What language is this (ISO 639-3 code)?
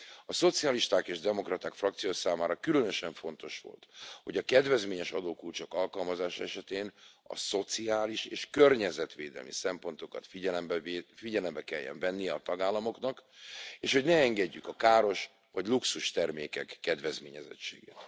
hun